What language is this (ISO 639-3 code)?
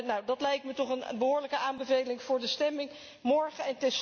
nld